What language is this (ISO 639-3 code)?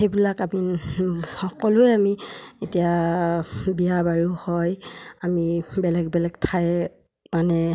asm